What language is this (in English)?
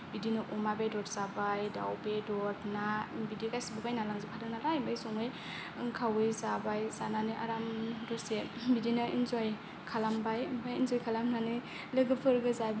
Bodo